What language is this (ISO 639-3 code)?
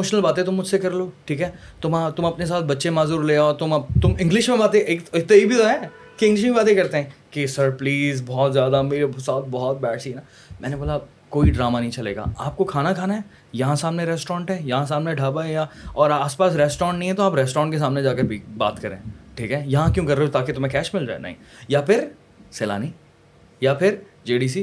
urd